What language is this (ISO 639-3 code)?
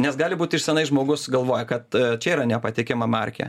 lit